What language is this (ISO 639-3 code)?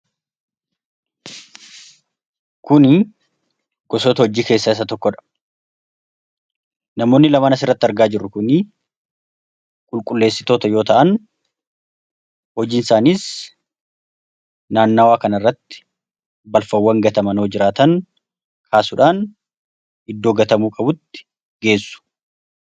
orm